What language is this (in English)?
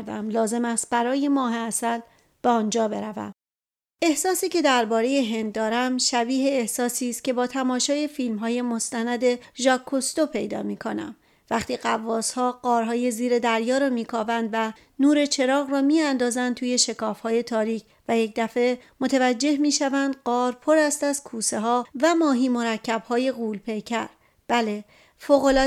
Persian